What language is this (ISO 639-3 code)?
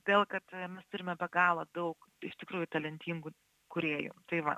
lit